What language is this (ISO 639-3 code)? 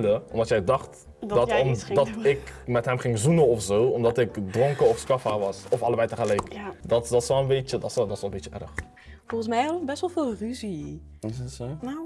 nld